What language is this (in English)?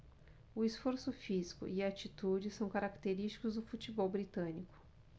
Portuguese